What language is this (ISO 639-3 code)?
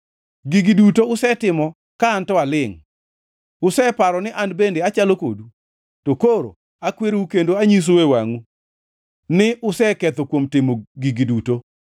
luo